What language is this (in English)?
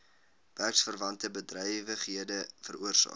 Afrikaans